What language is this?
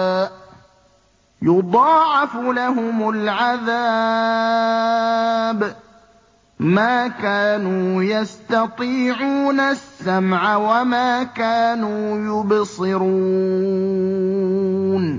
Arabic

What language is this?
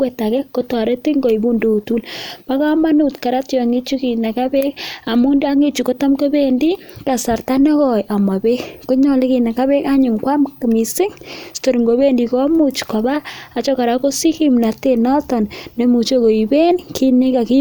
Kalenjin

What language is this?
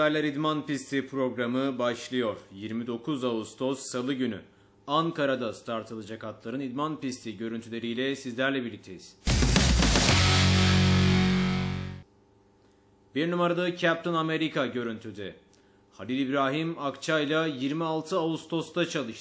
Turkish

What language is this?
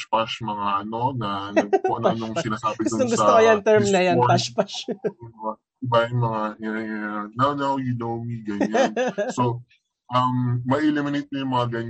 Filipino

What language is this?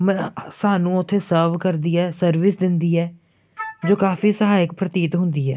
Punjabi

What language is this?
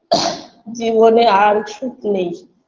Bangla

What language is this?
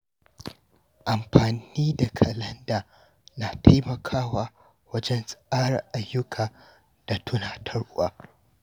Hausa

